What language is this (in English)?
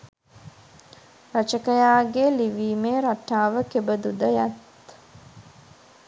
Sinhala